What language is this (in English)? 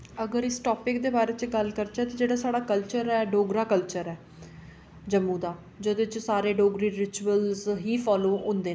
Dogri